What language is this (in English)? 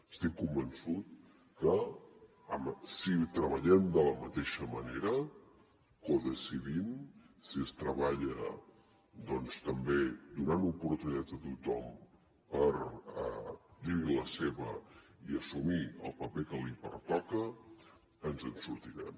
Catalan